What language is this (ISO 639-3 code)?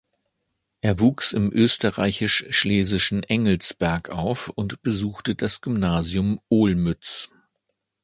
deu